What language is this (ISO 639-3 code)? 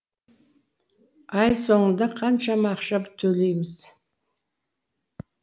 kaz